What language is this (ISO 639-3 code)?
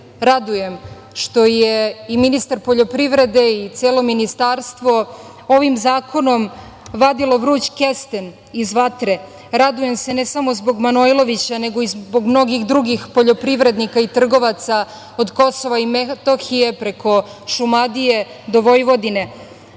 srp